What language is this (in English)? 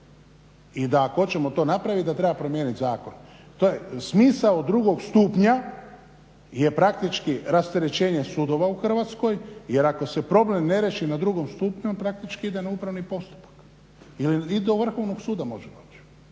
Croatian